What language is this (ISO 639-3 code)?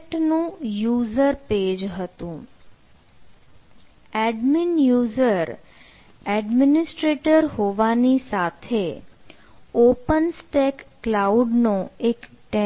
guj